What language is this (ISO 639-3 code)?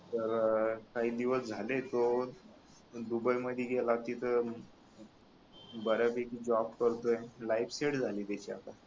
mar